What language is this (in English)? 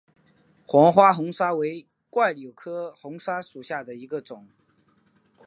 Chinese